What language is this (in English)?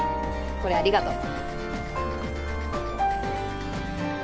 Japanese